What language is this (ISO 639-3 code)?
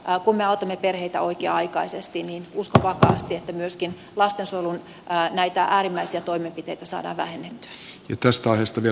fin